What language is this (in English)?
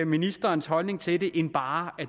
Danish